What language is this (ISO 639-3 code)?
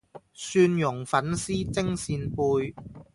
yue